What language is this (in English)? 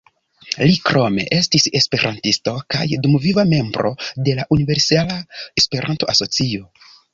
Esperanto